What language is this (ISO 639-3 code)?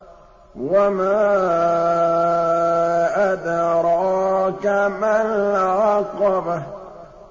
ara